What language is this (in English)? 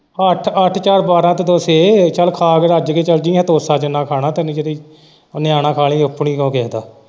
Punjabi